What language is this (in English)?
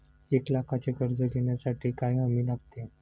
Marathi